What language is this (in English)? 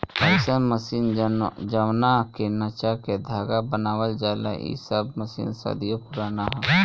Bhojpuri